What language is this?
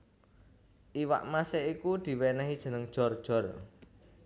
Javanese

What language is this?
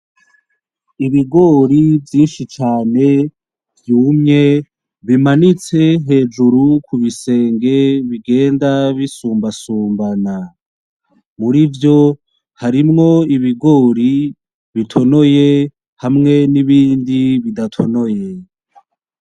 Rundi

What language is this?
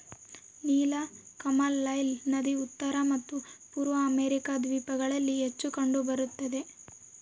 Kannada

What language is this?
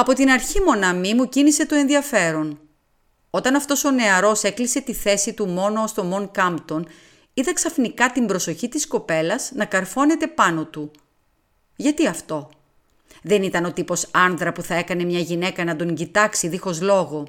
Greek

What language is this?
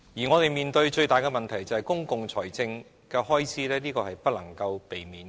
Cantonese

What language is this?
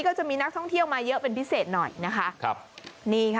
Thai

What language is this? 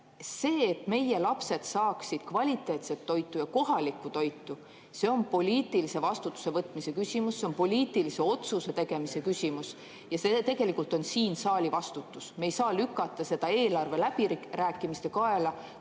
Estonian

